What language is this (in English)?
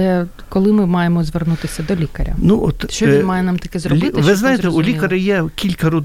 Ukrainian